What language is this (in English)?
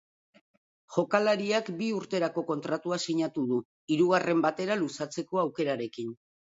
Basque